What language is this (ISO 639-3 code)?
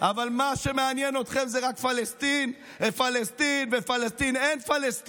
heb